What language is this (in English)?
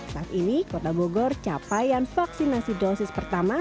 Indonesian